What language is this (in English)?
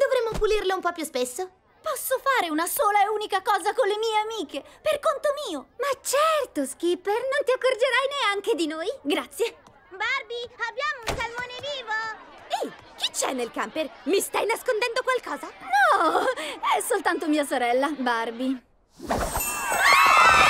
Italian